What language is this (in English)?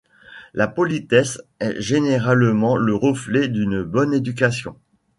French